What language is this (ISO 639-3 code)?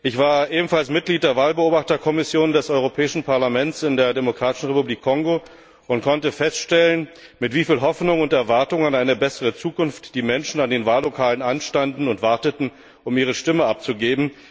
deu